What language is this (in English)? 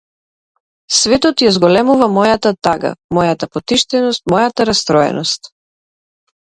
Macedonian